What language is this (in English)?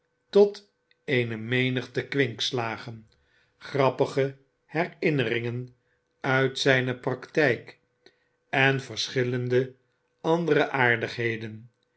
Dutch